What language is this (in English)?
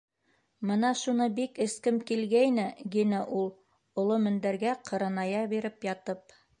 Bashkir